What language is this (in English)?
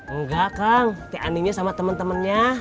Indonesian